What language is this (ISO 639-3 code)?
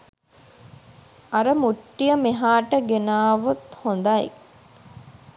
sin